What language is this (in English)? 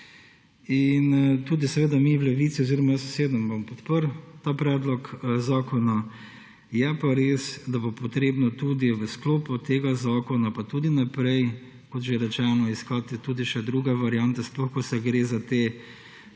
Slovenian